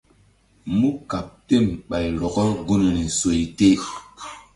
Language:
Mbum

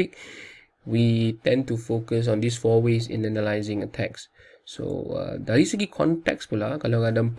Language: Malay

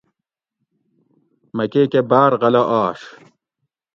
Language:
Gawri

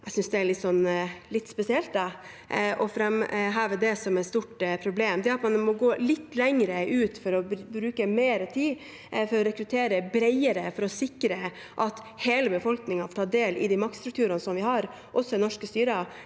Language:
Norwegian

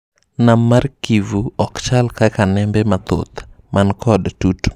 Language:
Luo (Kenya and Tanzania)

